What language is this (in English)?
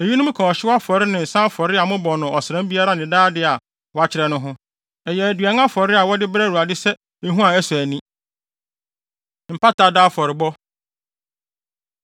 Akan